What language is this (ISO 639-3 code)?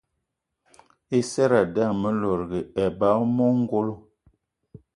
eto